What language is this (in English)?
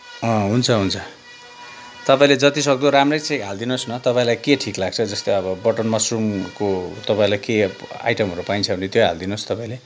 Nepali